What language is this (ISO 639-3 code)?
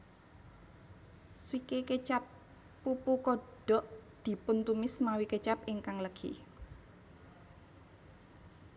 jav